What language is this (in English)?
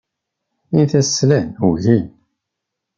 Kabyle